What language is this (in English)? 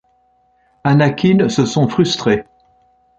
French